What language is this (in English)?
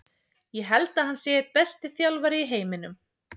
Icelandic